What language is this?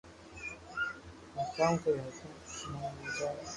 Loarki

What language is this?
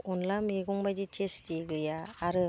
Bodo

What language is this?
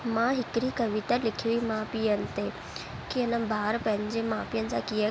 Sindhi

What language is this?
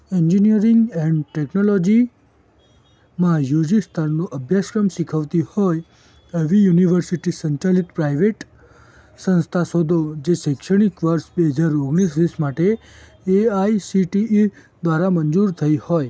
Gujarati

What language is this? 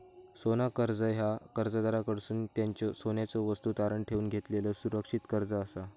Marathi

